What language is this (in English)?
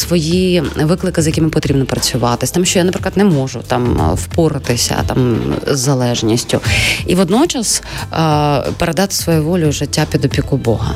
Ukrainian